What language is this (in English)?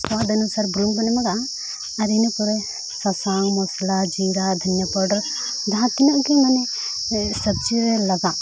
Santali